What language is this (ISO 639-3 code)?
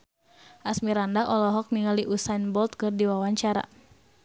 sun